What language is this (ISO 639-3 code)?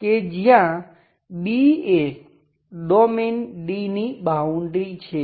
guj